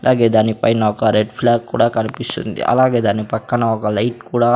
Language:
Telugu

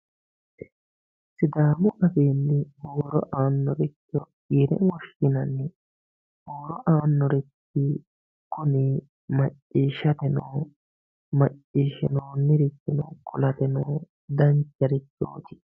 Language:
Sidamo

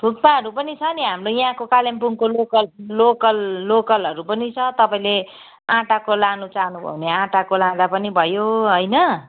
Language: Nepali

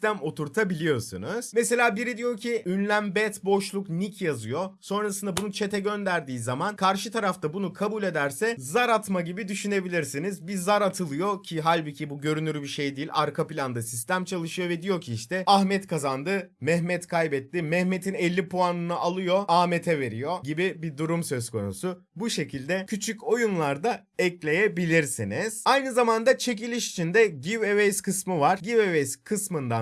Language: Turkish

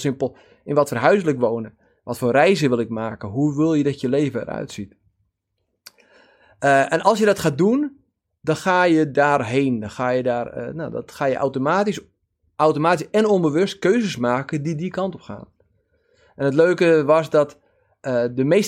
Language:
Dutch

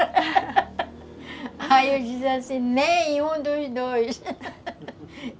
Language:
Portuguese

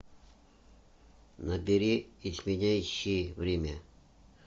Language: Russian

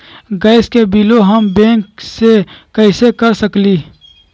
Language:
Magahi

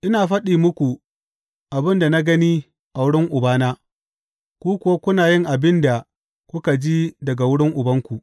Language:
Hausa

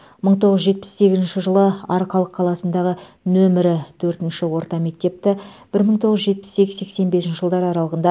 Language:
Kazakh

